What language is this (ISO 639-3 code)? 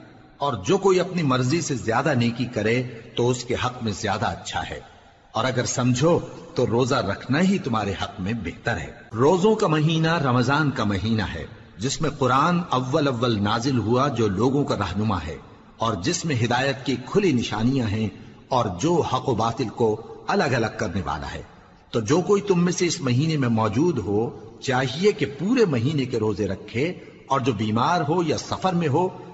urd